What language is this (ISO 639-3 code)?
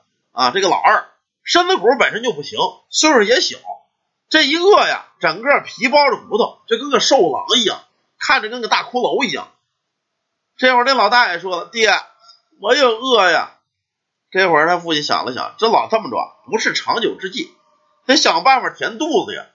zho